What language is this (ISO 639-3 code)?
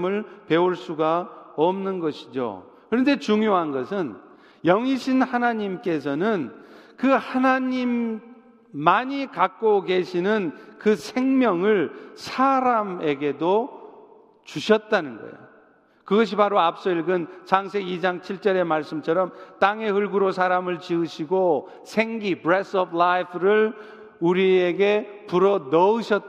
kor